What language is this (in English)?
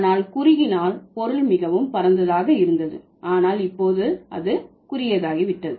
Tamil